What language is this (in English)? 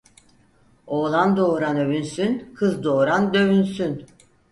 Turkish